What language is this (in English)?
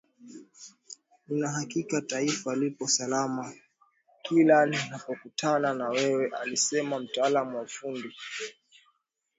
Swahili